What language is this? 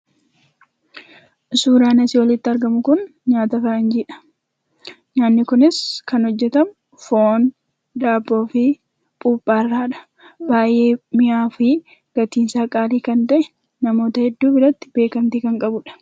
Oromo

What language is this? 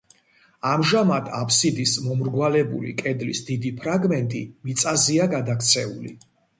Georgian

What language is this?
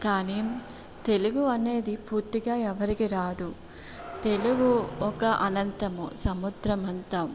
Telugu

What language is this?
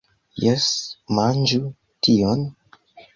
Esperanto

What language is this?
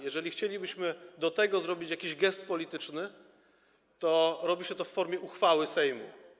Polish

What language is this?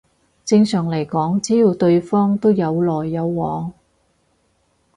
Cantonese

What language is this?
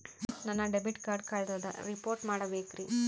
Kannada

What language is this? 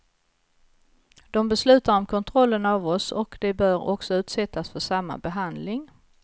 Swedish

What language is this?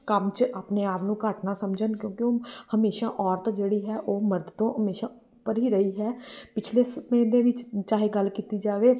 Punjabi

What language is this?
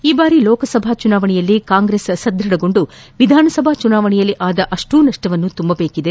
Kannada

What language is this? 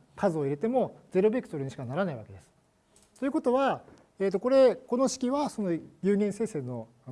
Japanese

